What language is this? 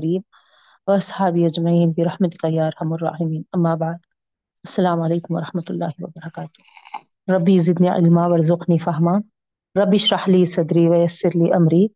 Urdu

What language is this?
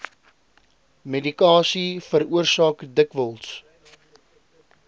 Afrikaans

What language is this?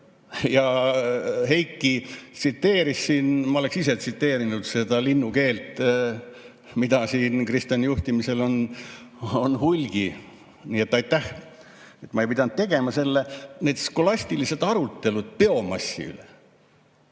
Estonian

